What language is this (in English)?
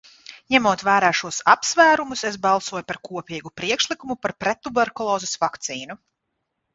Latvian